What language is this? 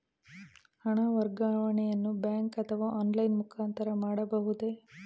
Kannada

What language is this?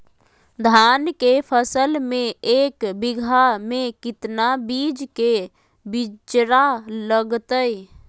Magahi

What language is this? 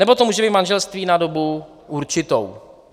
Czech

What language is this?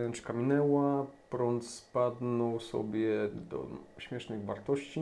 Polish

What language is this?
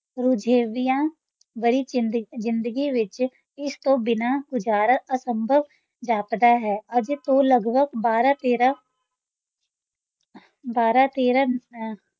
Punjabi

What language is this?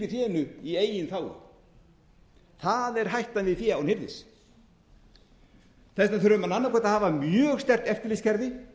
Icelandic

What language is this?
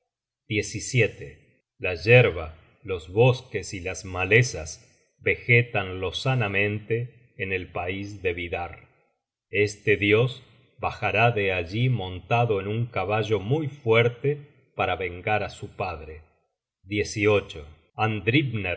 Spanish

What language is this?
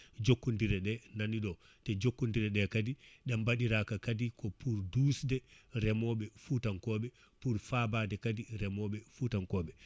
Fula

